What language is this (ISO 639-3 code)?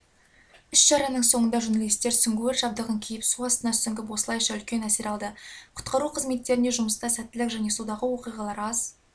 kaz